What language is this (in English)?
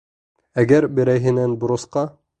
Bashkir